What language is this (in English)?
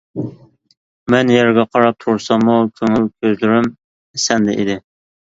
Uyghur